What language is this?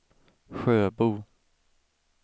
Swedish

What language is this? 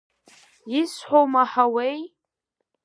Abkhazian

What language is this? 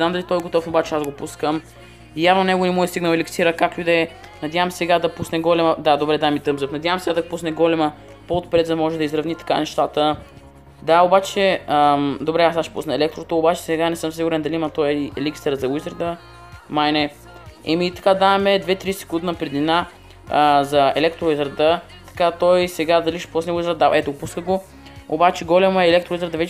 Bulgarian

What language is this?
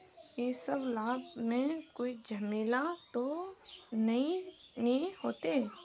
Magahi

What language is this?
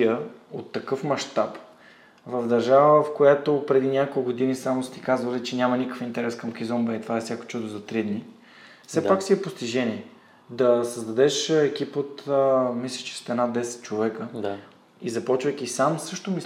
Bulgarian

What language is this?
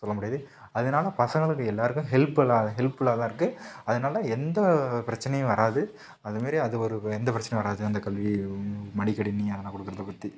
Tamil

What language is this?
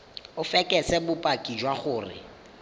Tswana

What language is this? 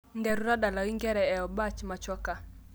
Masai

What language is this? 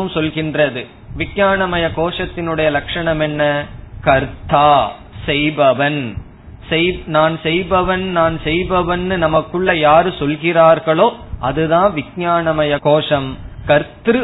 Tamil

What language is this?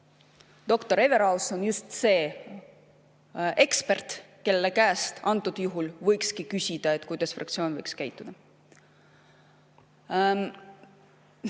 Estonian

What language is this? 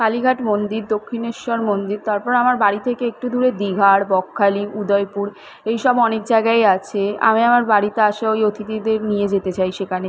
Bangla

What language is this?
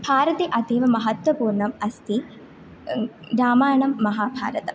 Sanskrit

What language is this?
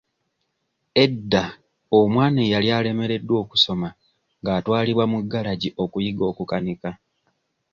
Ganda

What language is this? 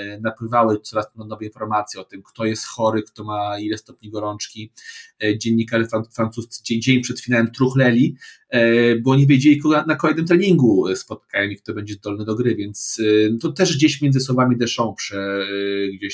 Polish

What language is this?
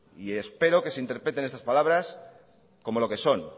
Spanish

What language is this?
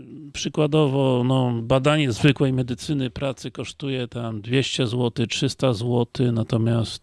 Polish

